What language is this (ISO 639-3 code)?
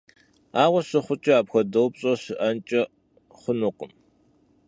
kbd